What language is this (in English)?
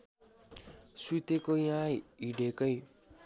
Nepali